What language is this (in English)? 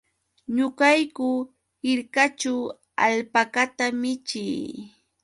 Yauyos Quechua